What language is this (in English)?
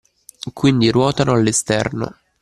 Italian